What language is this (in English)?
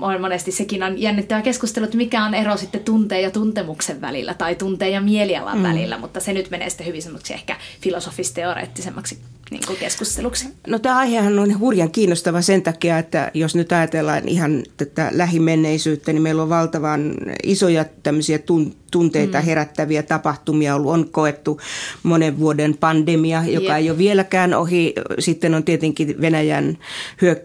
Finnish